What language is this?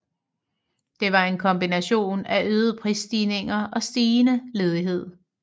Danish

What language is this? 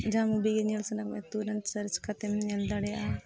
Santali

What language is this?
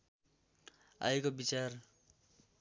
Nepali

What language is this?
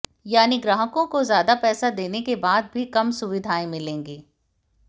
Hindi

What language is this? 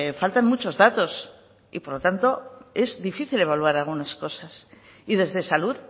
Spanish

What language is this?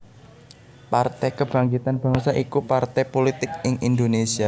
Javanese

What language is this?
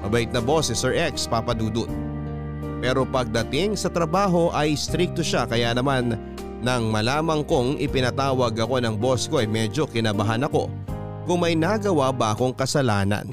Filipino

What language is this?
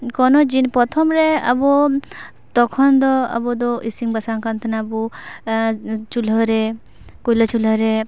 Santali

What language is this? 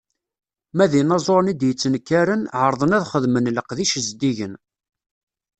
Kabyle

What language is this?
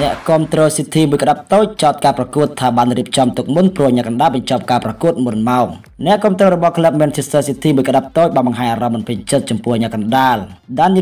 Indonesian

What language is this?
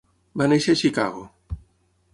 Catalan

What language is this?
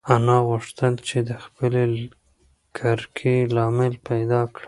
Pashto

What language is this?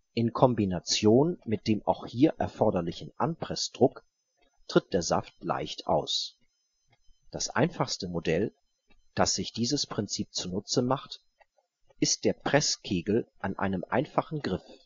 German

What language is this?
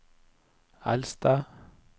Norwegian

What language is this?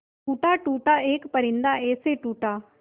Hindi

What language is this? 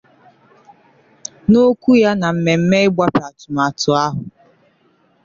Igbo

